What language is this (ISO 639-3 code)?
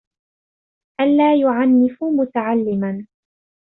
ara